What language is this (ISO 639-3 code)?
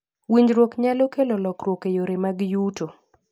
luo